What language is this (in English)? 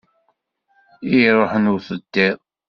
Kabyle